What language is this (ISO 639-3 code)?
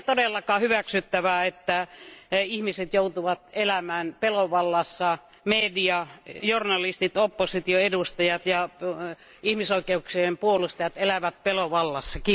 fin